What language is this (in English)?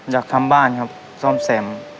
Thai